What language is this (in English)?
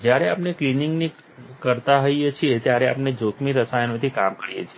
Gujarati